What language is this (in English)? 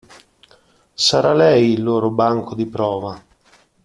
Italian